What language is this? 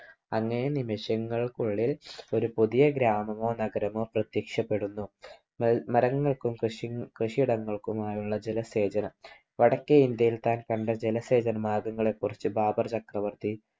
Malayalam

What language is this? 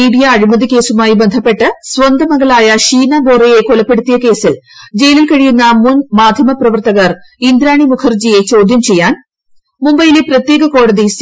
Malayalam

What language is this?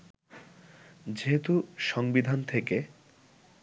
Bangla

